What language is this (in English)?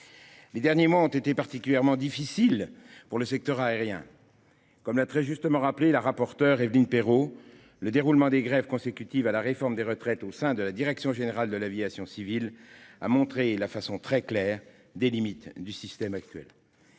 French